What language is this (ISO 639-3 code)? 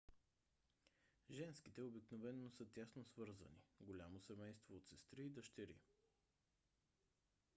bul